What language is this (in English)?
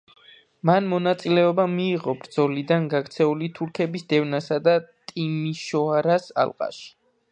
Georgian